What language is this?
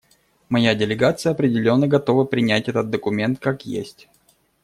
Russian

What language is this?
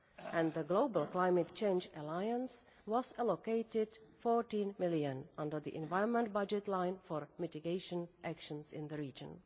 English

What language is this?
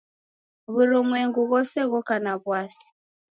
Taita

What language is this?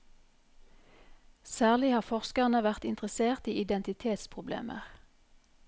Norwegian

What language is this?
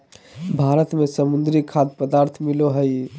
Magahi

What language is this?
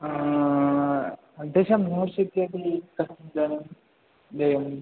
Sanskrit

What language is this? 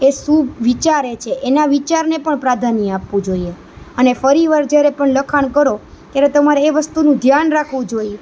Gujarati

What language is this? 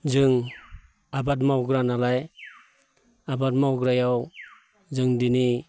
Bodo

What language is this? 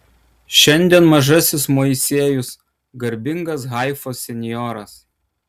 Lithuanian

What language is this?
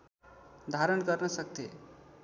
Nepali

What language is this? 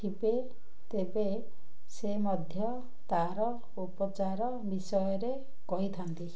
Odia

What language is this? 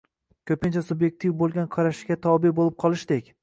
Uzbek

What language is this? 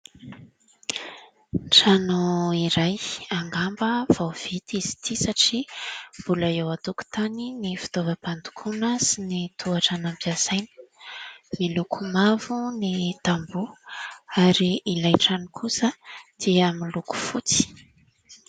Malagasy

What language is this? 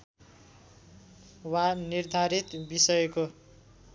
Nepali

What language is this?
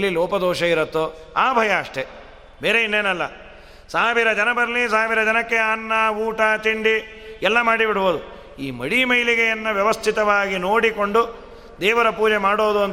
Kannada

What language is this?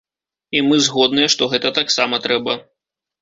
Belarusian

